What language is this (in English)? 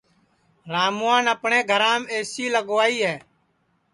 Sansi